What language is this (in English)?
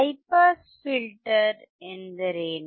Kannada